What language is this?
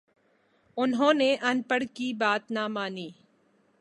Urdu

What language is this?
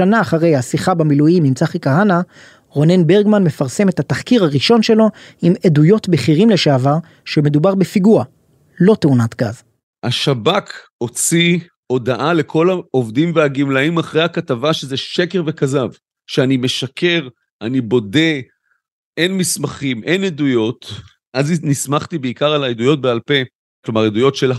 Hebrew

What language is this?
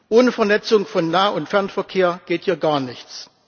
German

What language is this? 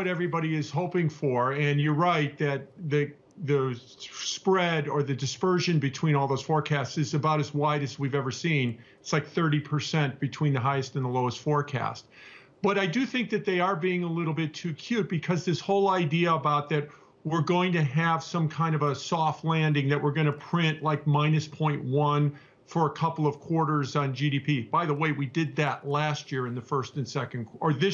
English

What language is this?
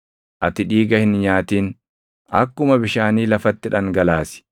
Oromo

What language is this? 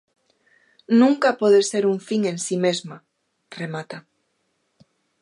Galician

